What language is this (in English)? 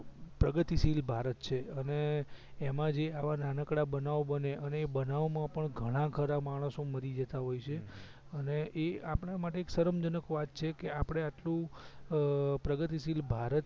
Gujarati